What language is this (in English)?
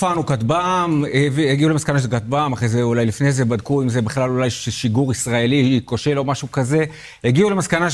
Hebrew